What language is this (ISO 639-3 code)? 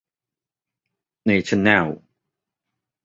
tha